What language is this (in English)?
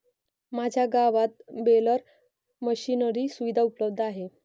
Marathi